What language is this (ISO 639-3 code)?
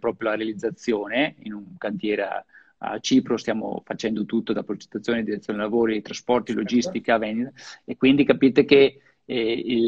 ita